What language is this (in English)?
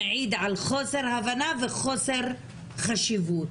Hebrew